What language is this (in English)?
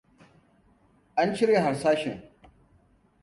Hausa